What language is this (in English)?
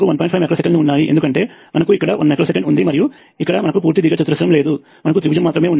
Telugu